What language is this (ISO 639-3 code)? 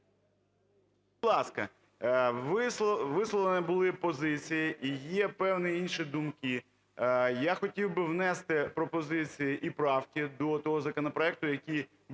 ukr